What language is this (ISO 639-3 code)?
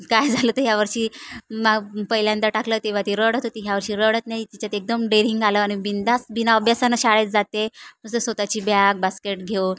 mar